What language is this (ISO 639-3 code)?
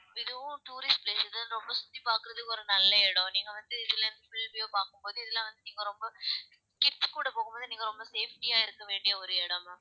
tam